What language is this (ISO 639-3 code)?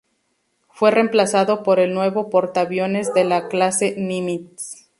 spa